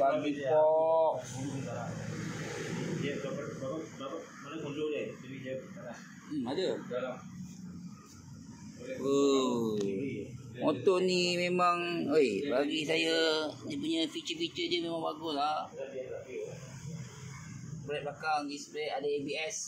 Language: Malay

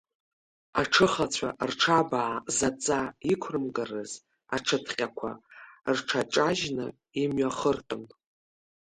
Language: Abkhazian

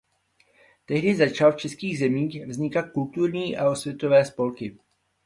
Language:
Czech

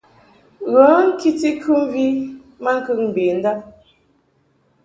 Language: Mungaka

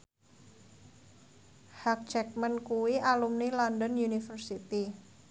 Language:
Javanese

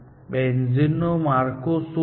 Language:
Gujarati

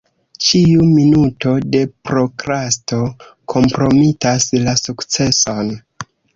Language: Esperanto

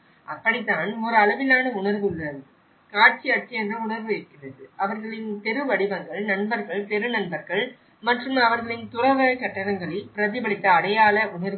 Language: Tamil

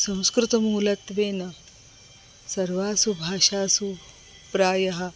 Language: Sanskrit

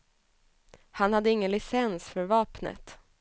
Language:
Swedish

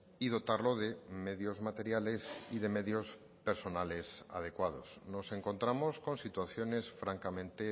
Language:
Spanish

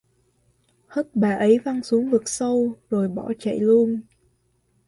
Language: Vietnamese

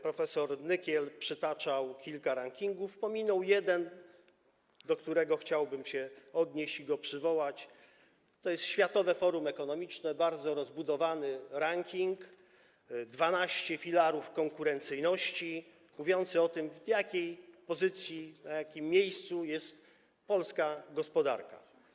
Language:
Polish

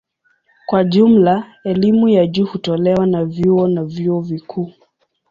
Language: Swahili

